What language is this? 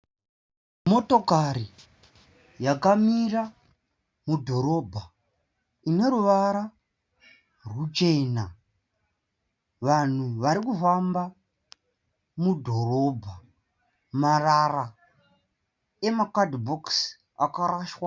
Shona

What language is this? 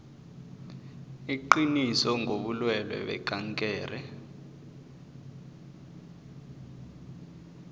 South Ndebele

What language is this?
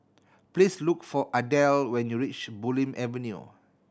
English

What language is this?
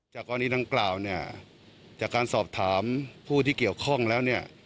Thai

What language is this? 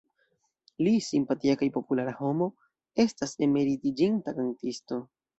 Esperanto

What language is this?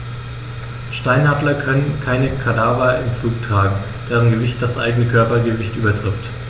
German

